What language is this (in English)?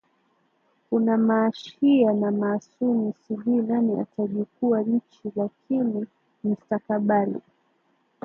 Swahili